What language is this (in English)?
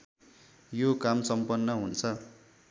Nepali